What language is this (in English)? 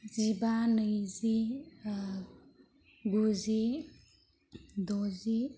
Bodo